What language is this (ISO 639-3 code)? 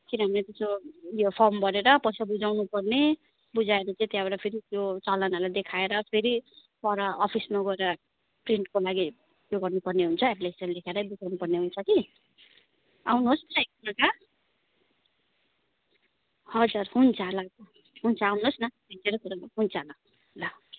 nep